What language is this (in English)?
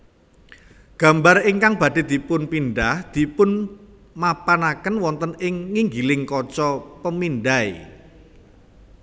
Javanese